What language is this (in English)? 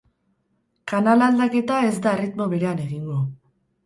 Basque